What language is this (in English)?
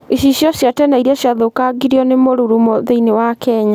Kikuyu